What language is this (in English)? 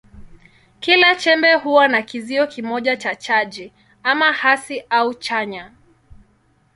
Swahili